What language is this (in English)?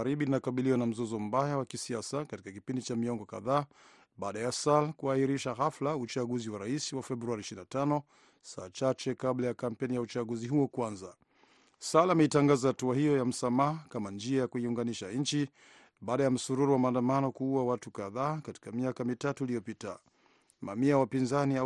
Swahili